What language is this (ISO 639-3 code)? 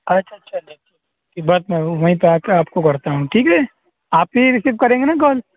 urd